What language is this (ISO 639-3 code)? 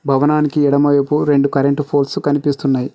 tel